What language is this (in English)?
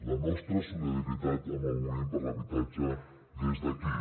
Catalan